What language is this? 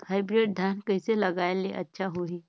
Chhattisgarhi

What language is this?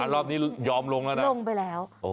Thai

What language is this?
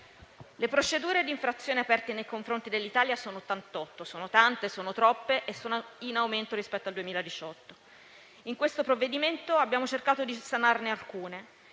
Italian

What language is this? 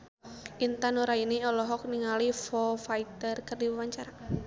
Sundanese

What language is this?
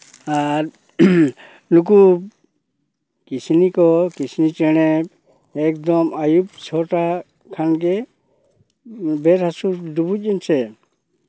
Santali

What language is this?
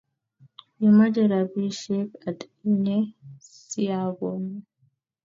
Kalenjin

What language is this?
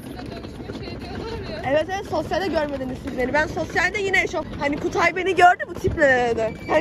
Turkish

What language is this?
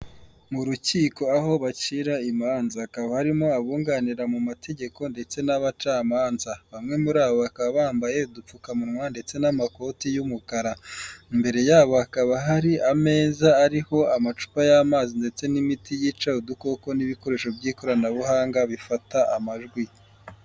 Kinyarwanda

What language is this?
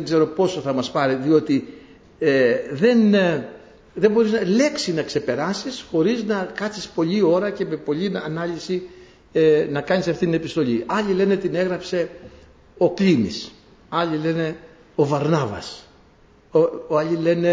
Greek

